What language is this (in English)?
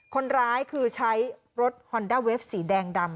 Thai